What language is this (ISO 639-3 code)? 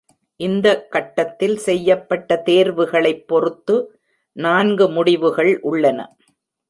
tam